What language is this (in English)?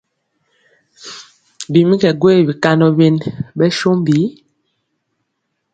Mpiemo